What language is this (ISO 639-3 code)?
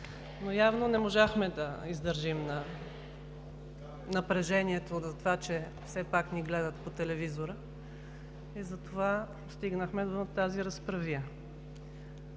bul